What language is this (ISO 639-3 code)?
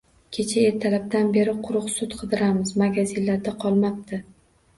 uzb